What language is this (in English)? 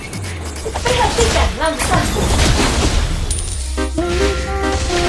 Indonesian